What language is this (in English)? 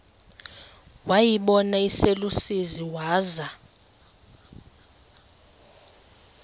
Xhosa